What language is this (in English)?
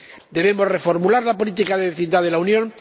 Spanish